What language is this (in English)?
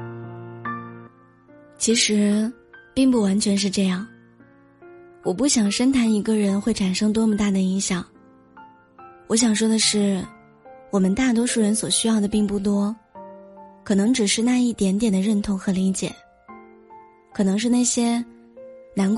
Chinese